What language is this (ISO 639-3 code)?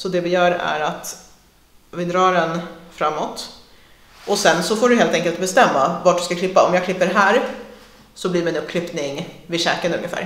swe